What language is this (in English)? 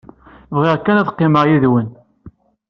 Kabyle